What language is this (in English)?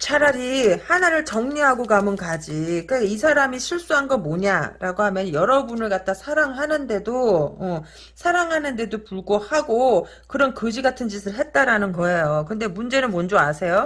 Korean